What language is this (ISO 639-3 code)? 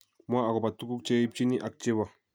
kln